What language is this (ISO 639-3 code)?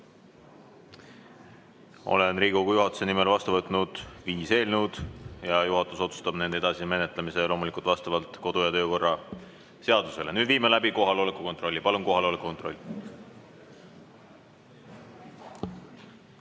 est